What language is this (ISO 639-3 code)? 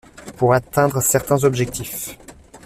fra